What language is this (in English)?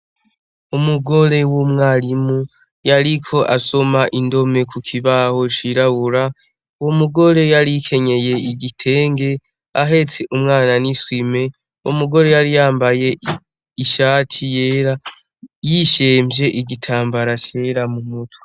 Rundi